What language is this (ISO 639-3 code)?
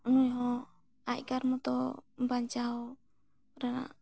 sat